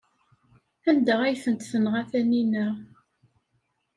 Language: Kabyle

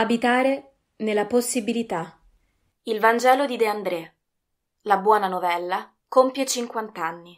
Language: Italian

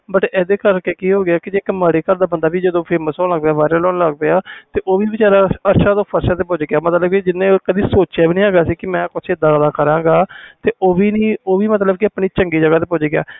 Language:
Punjabi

